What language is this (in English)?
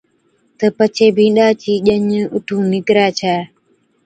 Od